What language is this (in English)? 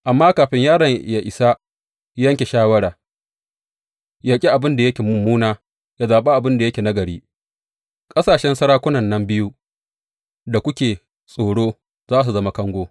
Hausa